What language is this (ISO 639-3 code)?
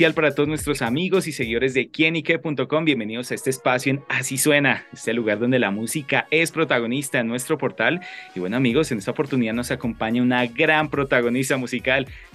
spa